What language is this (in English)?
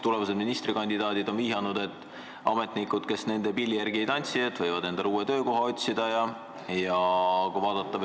Estonian